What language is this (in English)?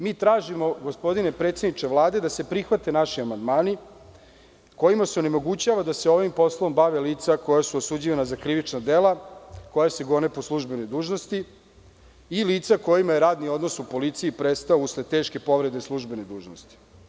Serbian